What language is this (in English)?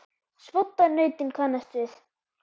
Icelandic